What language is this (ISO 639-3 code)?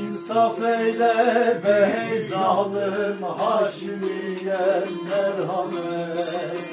tur